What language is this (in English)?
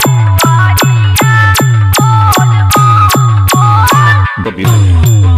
Hindi